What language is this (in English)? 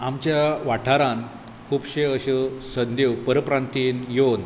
Konkani